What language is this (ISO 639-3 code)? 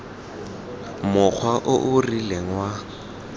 tsn